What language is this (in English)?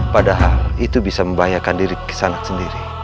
Indonesian